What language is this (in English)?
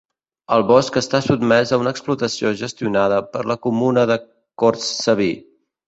Catalan